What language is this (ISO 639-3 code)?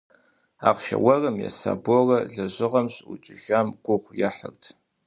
kbd